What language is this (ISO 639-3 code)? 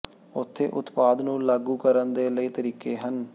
pan